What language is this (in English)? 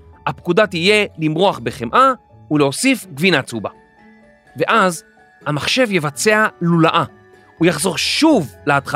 Hebrew